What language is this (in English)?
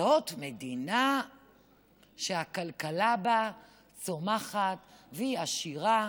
Hebrew